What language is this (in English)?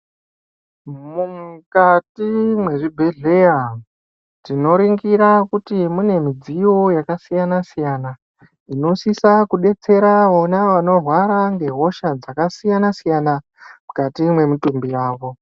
Ndau